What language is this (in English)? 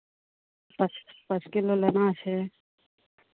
Maithili